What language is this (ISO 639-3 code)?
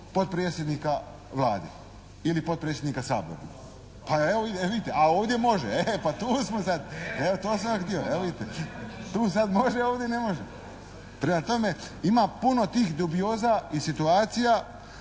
hrv